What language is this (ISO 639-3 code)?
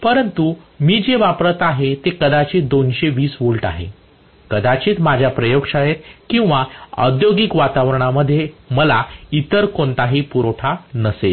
mar